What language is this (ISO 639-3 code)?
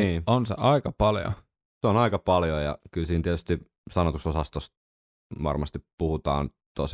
fin